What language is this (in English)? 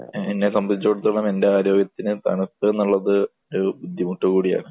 Malayalam